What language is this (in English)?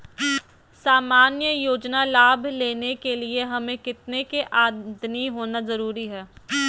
Magahi